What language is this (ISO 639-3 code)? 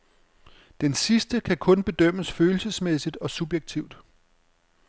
dan